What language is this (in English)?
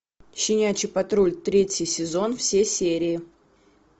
Russian